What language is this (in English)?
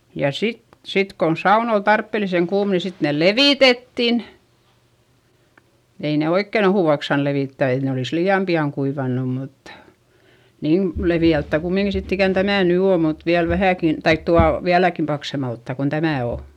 Finnish